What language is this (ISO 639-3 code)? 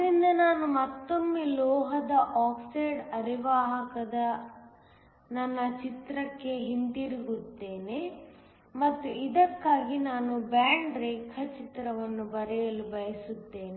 kan